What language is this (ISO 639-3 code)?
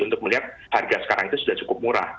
ind